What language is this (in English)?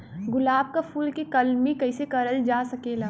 Bhojpuri